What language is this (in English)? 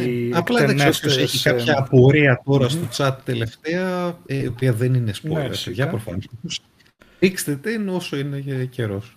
Greek